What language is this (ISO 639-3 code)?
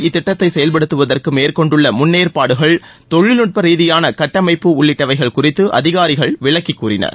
tam